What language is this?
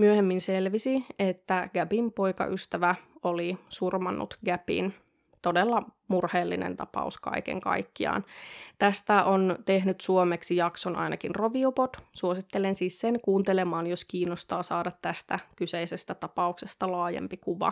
Finnish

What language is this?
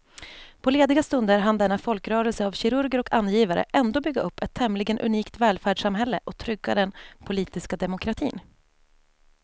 Swedish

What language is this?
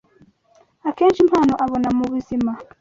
Kinyarwanda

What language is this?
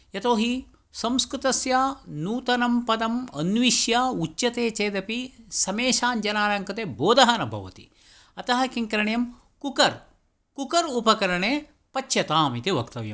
Sanskrit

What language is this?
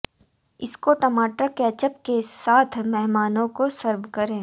Hindi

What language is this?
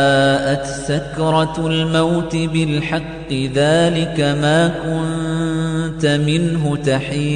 Arabic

